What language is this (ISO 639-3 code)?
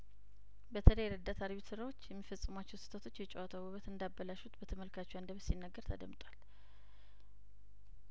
amh